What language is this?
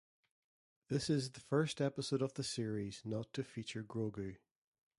English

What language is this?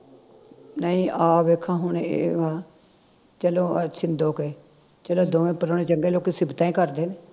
Punjabi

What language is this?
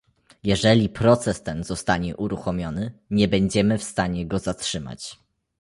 Polish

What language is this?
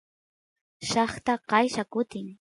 Santiago del Estero Quichua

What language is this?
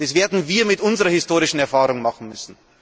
German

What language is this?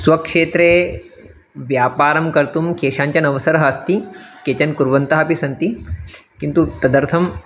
Sanskrit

